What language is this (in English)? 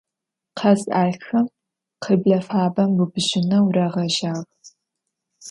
Adyghe